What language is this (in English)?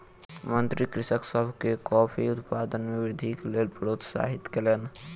Maithili